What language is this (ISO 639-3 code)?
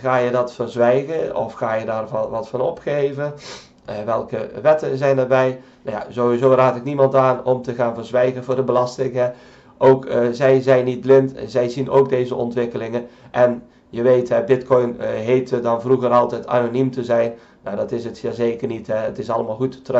nld